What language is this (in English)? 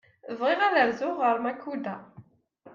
Kabyle